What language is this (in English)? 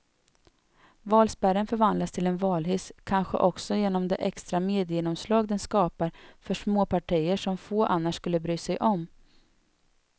Swedish